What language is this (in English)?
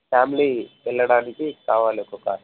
Telugu